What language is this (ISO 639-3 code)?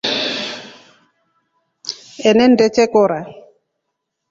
rof